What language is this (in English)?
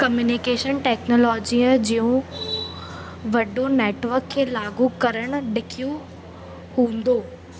Sindhi